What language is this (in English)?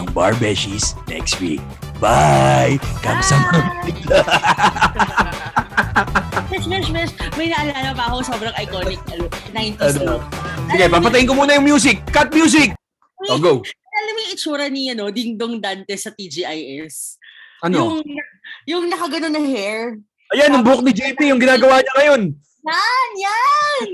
Filipino